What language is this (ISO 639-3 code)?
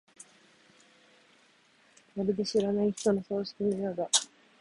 jpn